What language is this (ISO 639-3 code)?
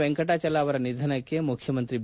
kan